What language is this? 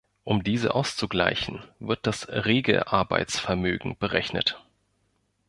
German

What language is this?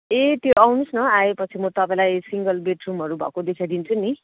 Nepali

